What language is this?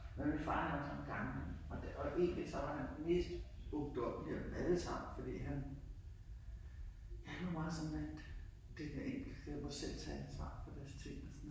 Danish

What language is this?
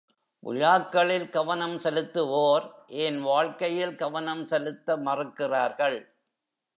Tamil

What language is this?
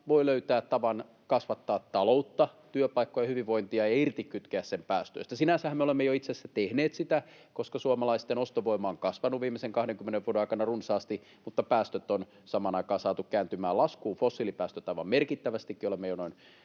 Finnish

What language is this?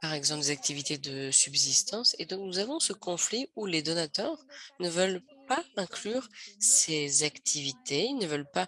French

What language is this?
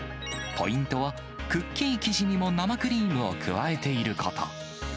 Japanese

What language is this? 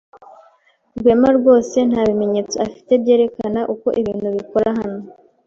Kinyarwanda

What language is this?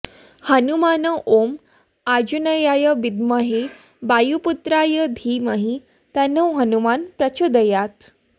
Sanskrit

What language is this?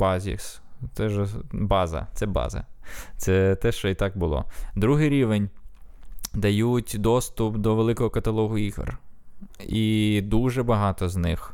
Ukrainian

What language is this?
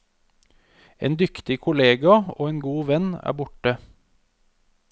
Norwegian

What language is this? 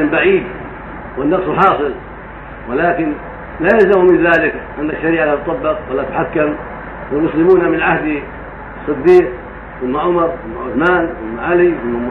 Arabic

